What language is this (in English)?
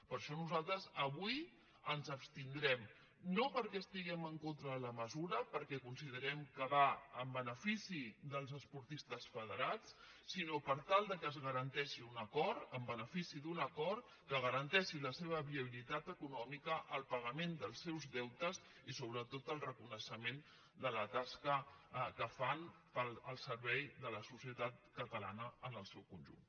Catalan